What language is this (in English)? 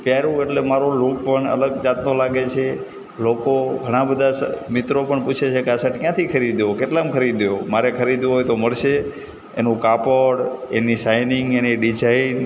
Gujarati